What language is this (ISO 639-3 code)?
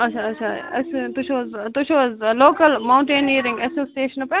kas